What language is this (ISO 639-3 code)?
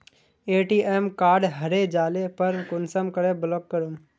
mag